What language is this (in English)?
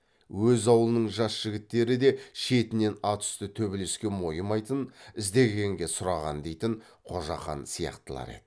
Kazakh